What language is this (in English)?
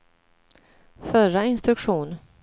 Swedish